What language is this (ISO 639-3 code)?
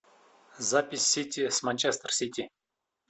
rus